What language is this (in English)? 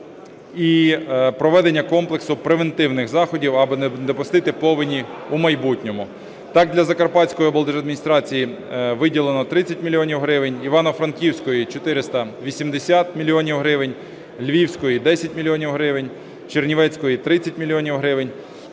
Ukrainian